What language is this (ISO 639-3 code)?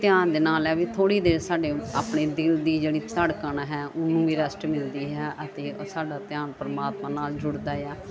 pan